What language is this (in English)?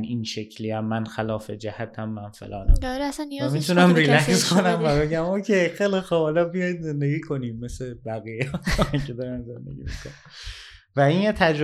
Persian